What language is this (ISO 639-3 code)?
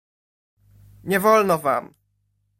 pol